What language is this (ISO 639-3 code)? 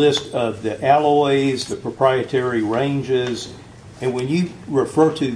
eng